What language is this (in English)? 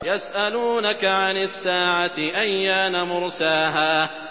Arabic